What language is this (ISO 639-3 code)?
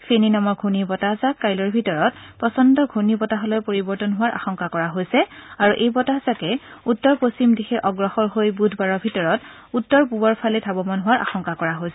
asm